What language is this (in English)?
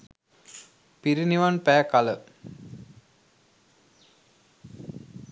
Sinhala